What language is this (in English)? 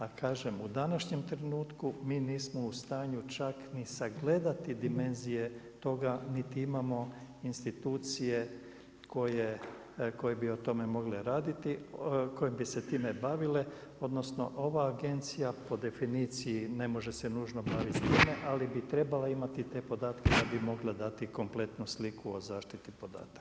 Croatian